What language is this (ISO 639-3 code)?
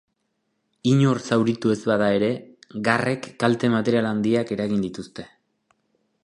eus